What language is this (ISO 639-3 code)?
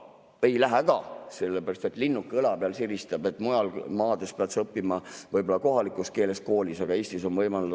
est